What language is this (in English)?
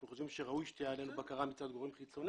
Hebrew